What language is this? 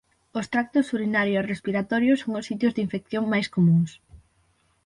Galician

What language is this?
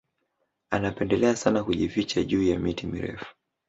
Swahili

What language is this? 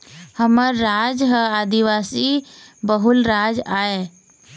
Chhattisgarhi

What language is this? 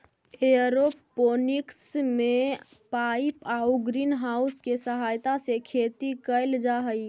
Magahi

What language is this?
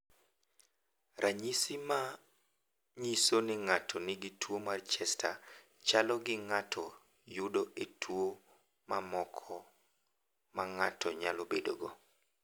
Luo (Kenya and Tanzania)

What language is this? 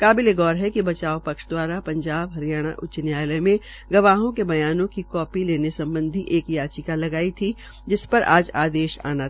Hindi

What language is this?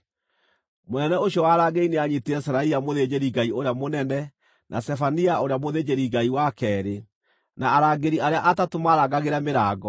Kikuyu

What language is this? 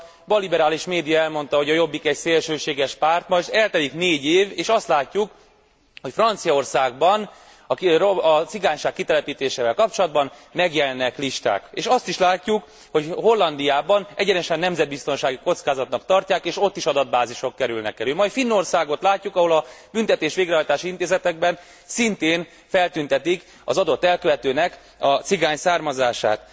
Hungarian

